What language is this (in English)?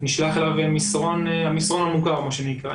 Hebrew